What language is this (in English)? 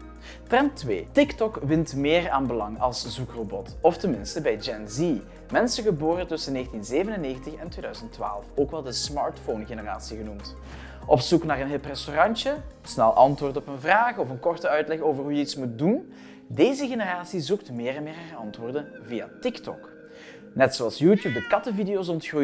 Dutch